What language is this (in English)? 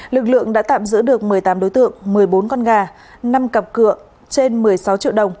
Vietnamese